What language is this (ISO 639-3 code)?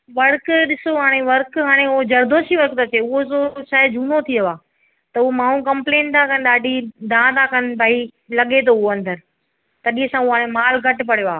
snd